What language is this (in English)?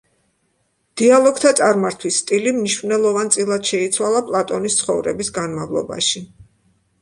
Georgian